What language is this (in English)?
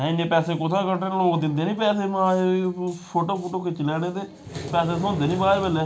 Dogri